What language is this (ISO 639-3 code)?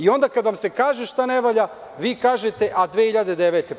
srp